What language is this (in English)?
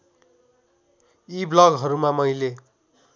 Nepali